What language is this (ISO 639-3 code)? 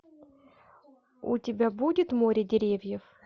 rus